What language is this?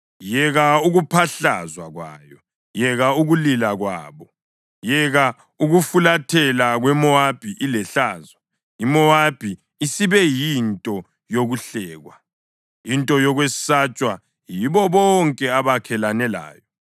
North Ndebele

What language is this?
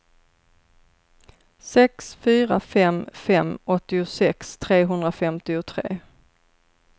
Swedish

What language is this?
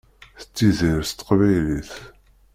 Kabyle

